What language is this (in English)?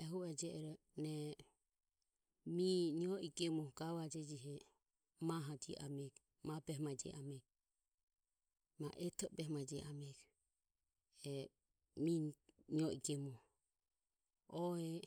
Ömie